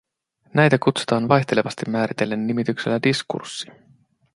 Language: Finnish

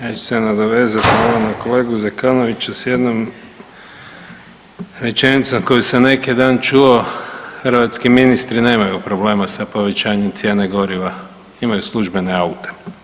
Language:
Croatian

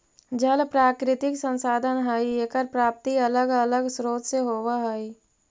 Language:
Magahi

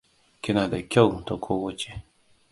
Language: Hausa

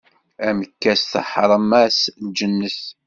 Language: Kabyle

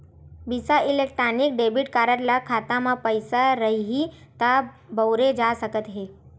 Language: Chhattisgarhi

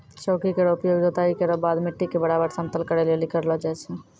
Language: Maithili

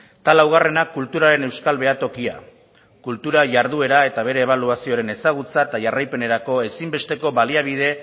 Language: Basque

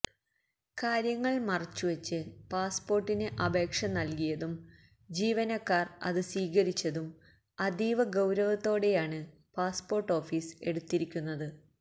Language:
Malayalam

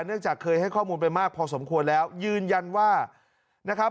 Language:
Thai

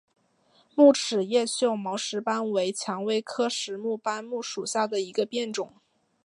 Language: Chinese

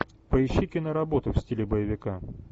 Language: Russian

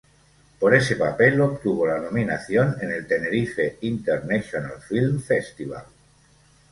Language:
Spanish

